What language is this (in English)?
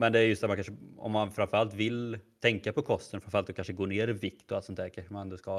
Swedish